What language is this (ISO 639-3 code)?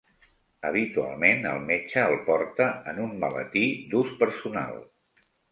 cat